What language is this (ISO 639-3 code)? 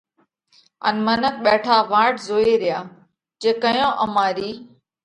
kvx